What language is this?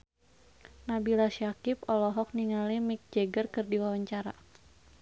Sundanese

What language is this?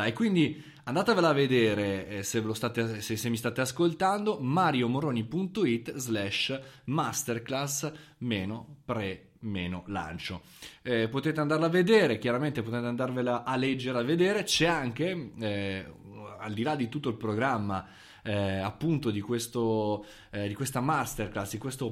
Italian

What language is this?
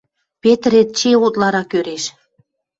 Western Mari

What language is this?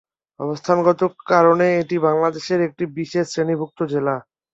Bangla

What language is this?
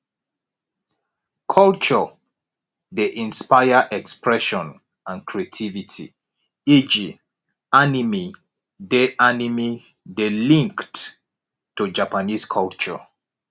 Nigerian Pidgin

